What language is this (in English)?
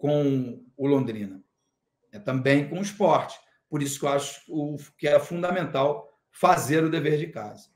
Portuguese